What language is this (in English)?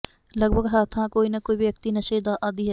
Punjabi